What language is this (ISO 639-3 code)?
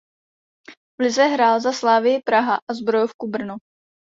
ces